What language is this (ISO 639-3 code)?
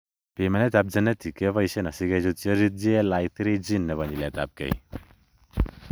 kln